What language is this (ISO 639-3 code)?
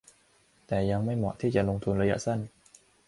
tha